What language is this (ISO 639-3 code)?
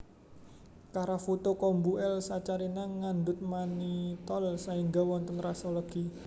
jav